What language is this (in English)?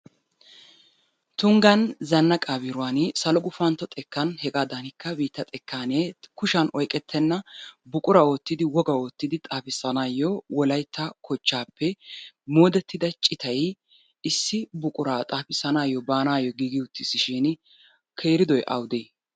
Wolaytta